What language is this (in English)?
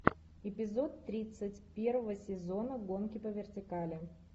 Russian